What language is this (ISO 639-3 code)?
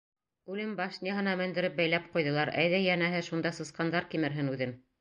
bak